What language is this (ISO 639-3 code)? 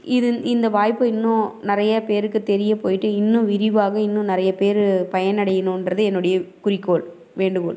tam